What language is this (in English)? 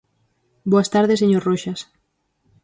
Galician